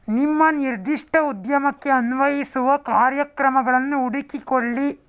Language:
Kannada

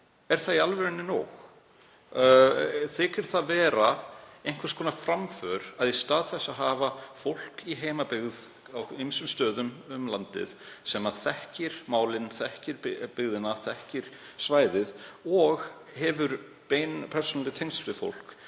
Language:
Icelandic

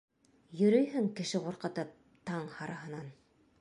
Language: Bashkir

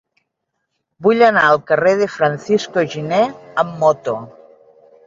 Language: Catalan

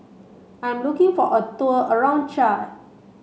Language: English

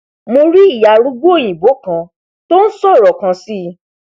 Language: Yoruba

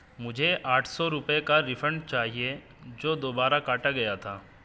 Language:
Urdu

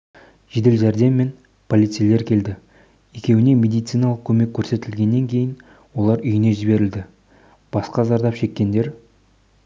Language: Kazakh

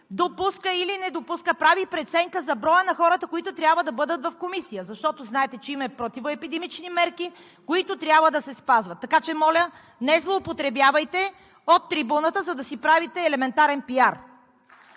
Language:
Bulgarian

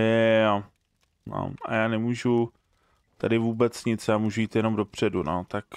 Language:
Czech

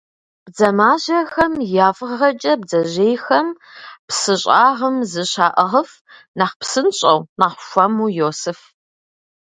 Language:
Kabardian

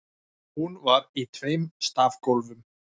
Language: Icelandic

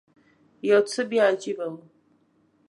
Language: Pashto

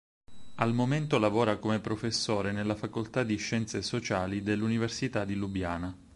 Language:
Italian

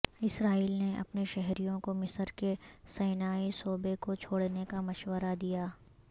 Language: Urdu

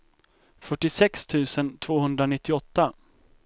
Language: Swedish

